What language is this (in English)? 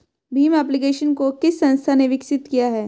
Hindi